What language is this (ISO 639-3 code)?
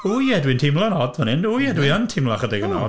cym